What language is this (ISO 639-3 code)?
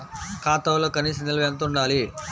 tel